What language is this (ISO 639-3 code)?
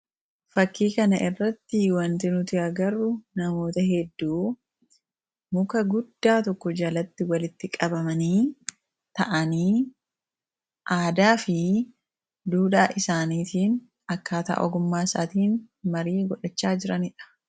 orm